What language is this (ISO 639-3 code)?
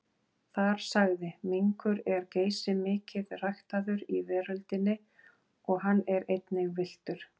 isl